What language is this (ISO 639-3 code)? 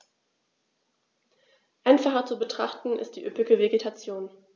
deu